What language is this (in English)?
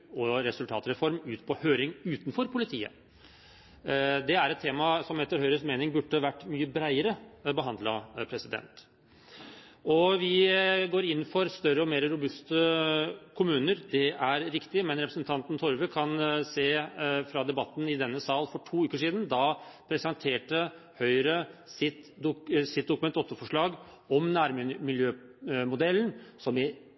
Norwegian Bokmål